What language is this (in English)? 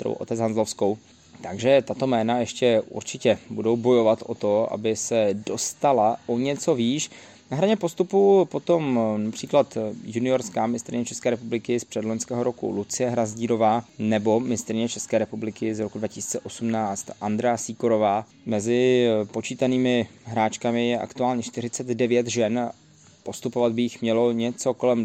Czech